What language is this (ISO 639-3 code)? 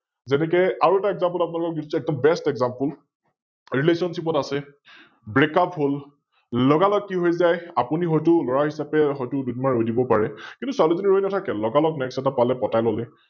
asm